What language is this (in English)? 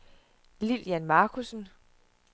Danish